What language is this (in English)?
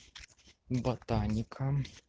Russian